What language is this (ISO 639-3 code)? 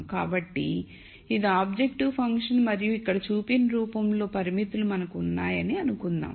tel